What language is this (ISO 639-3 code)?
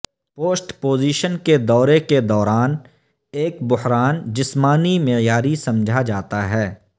urd